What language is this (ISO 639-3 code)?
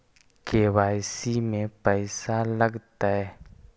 mag